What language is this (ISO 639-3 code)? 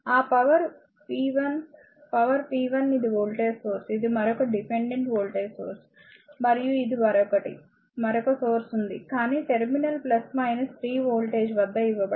tel